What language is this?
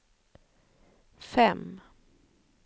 Swedish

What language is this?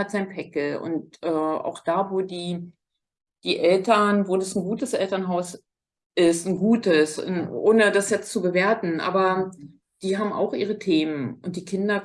German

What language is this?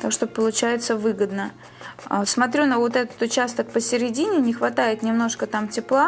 Russian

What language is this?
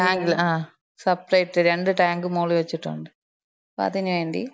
Malayalam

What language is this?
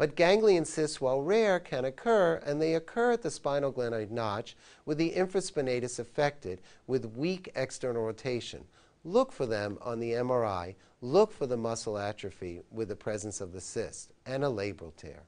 English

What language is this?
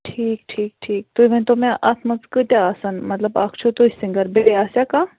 Kashmiri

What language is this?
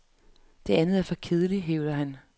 Danish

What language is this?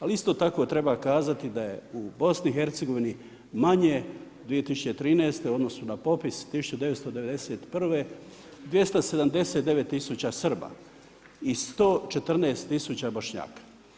Croatian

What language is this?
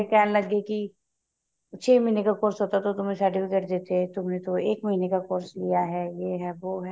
Punjabi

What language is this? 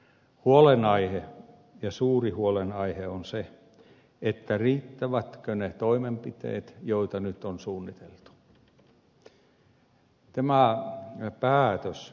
Finnish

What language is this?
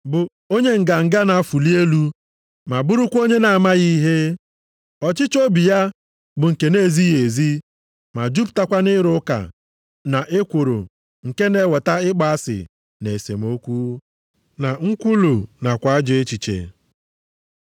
Igbo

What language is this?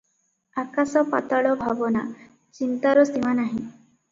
Odia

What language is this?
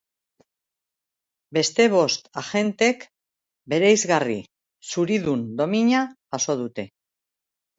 Basque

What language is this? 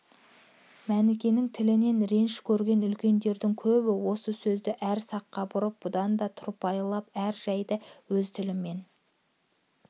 Kazakh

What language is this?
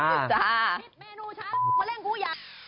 Thai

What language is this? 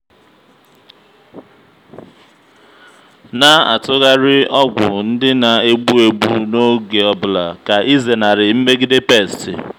Igbo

